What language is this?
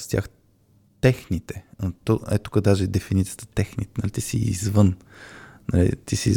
Bulgarian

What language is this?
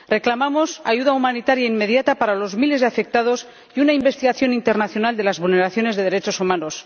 Spanish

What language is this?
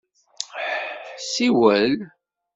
Kabyle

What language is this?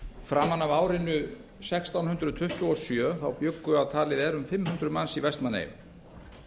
Icelandic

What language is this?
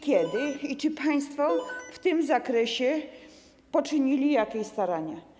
Polish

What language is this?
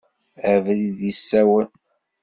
Kabyle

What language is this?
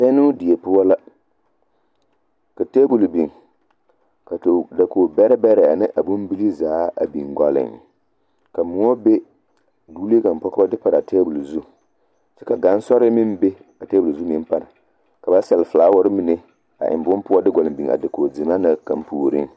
Southern Dagaare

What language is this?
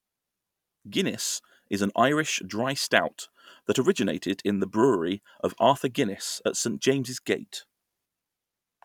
English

